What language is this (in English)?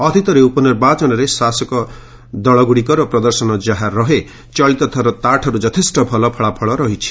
Odia